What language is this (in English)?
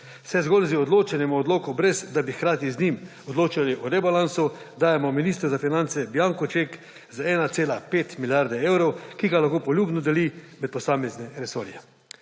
Slovenian